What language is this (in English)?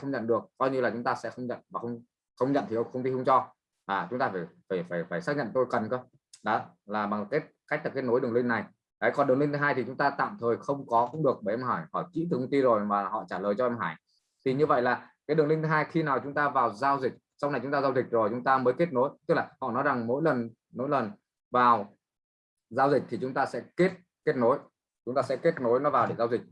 Vietnamese